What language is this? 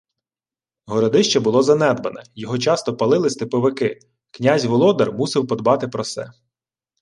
Ukrainian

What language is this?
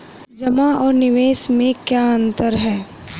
Hindi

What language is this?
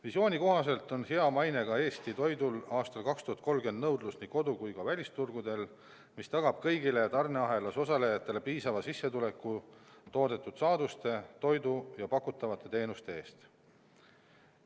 Estonian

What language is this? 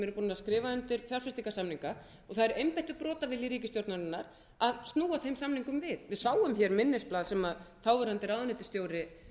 Icelandic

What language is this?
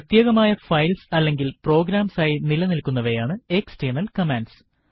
Malayalam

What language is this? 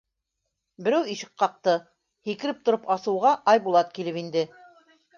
Bashkir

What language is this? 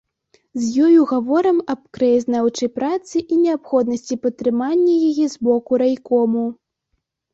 Belarusian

